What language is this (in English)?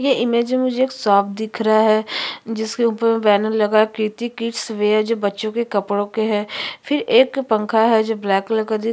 Hindi